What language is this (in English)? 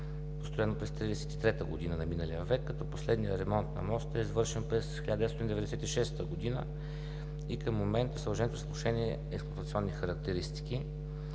Bulgarian